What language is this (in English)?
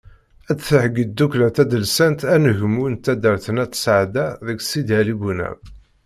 Kabyle